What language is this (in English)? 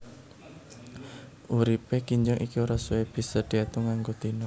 Javanese